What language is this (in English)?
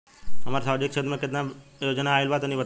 Bhojpuri